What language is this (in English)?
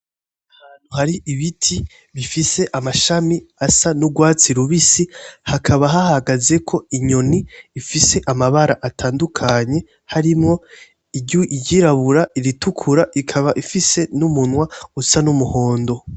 Rundi